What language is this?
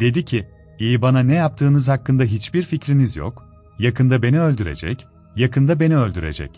Turkish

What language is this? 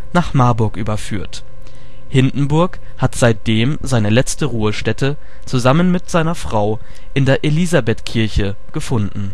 German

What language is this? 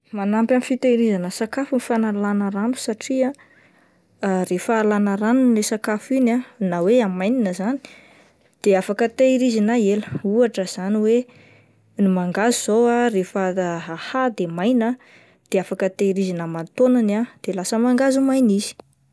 Malagasy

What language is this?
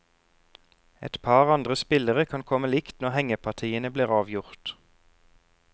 Norwegian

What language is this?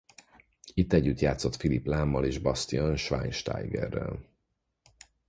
Hungarian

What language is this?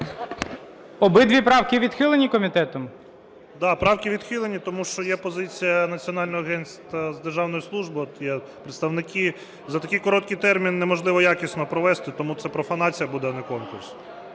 Ukrainian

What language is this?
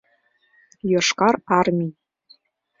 Mari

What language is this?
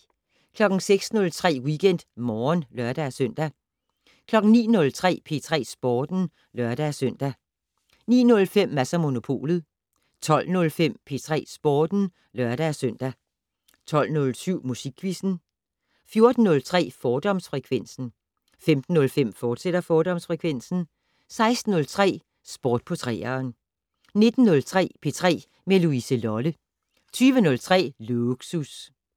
Danish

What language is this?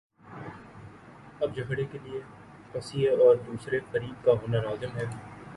Urdu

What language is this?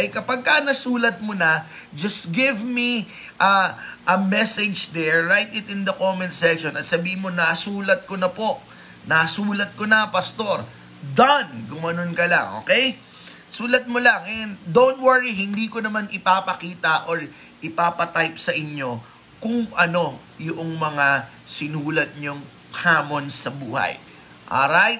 Filipino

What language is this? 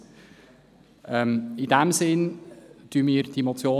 Swiss German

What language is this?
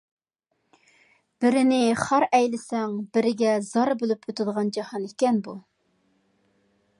Uyghur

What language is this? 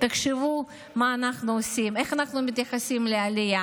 Hebrew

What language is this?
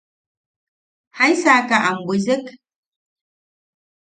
Yaqui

